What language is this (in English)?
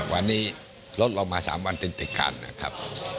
Thai